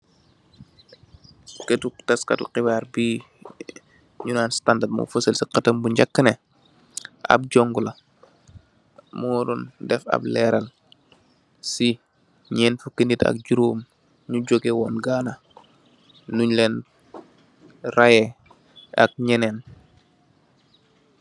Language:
Wolof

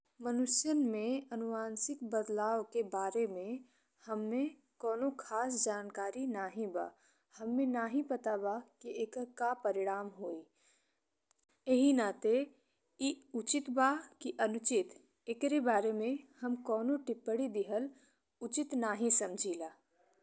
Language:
Bhojpuri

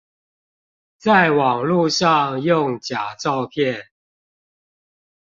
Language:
Chinese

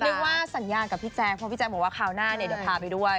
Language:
Thai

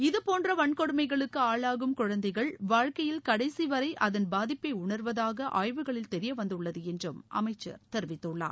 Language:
Tamil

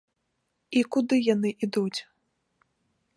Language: Belarusian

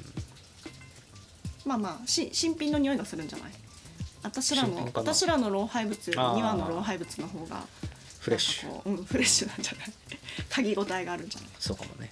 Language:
Japanese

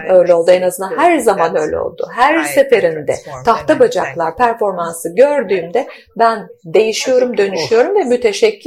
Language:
Turkish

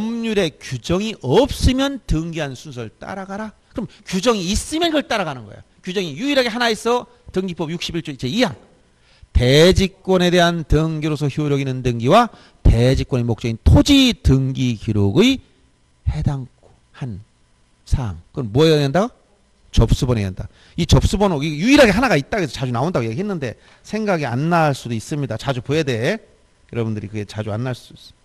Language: Korean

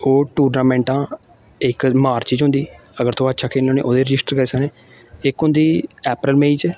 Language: Dogri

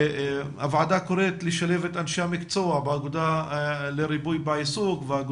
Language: Hebrew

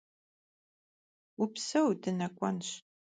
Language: Kabardian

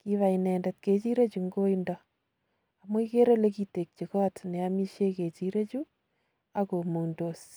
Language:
Kalenjin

